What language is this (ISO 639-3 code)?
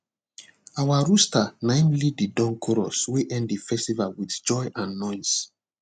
pcm